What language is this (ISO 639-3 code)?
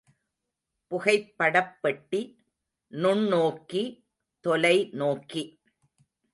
tam